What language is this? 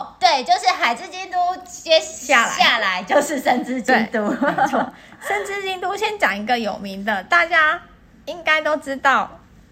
Chinese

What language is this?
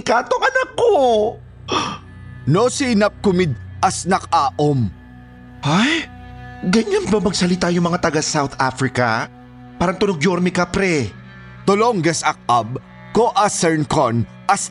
Filipino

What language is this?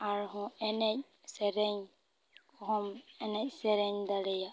Santali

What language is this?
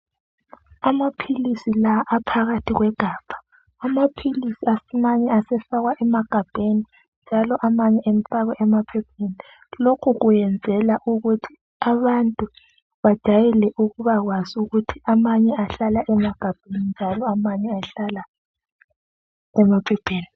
North Ndebele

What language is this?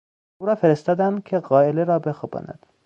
Persian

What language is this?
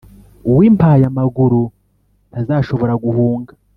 Kinyarwanda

